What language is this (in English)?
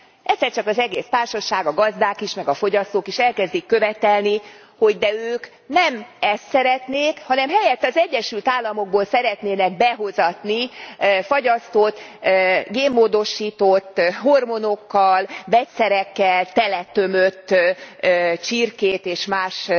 Hungarian